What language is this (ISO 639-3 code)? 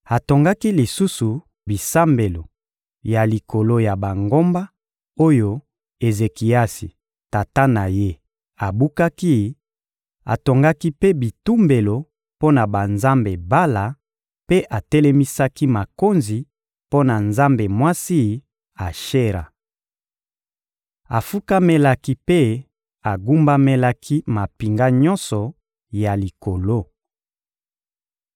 lin